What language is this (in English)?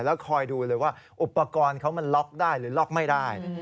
Thai